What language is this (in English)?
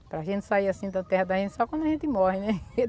Portuguese